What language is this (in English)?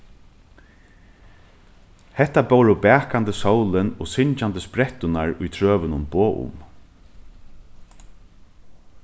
Faroese